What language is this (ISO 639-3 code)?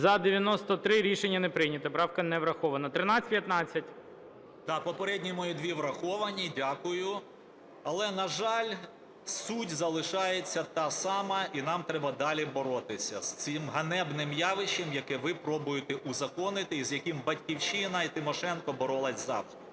ukr